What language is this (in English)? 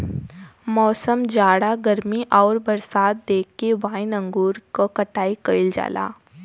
Bhojpuri